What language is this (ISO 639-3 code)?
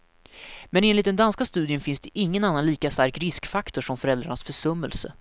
swe